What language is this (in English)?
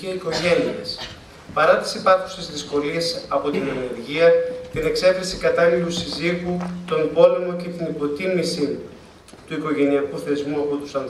Greek